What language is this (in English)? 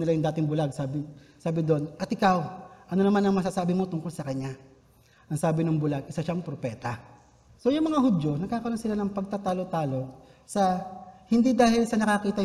Filipino